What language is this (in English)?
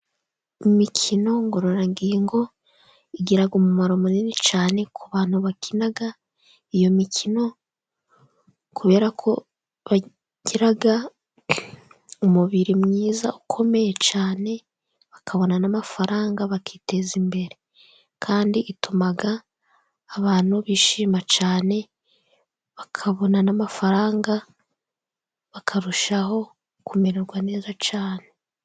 Kinyarwanda